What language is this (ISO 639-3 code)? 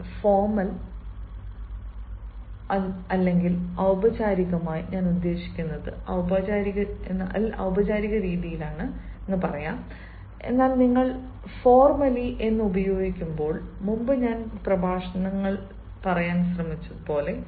mal